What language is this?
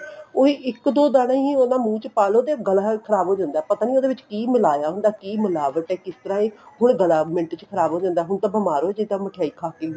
Punjabi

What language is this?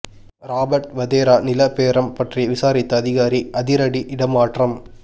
Tamil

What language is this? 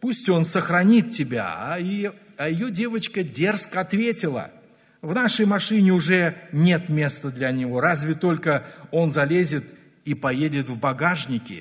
Russian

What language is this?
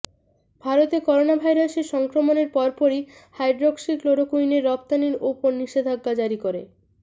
Bangla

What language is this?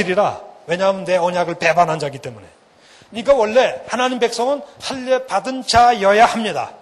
Korean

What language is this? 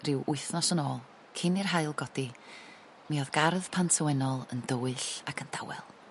Welsh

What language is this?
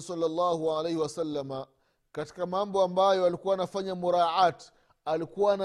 Swahili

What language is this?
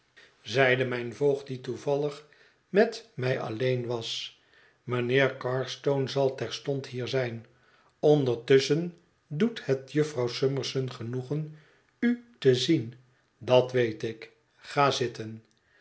Dutch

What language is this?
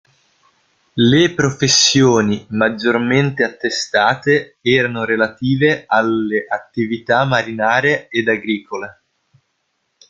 Italian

